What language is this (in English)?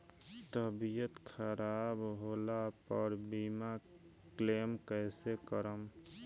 Bhojpuri